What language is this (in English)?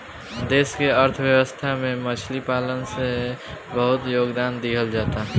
Bhojpuri